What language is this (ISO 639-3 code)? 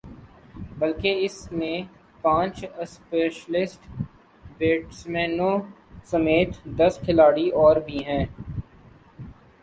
urd